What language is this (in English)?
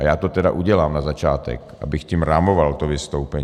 Czech